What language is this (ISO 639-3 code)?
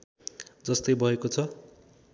nep